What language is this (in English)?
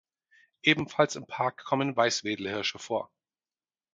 German